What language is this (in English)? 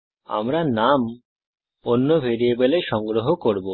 Bangla